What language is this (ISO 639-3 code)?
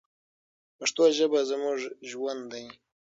pus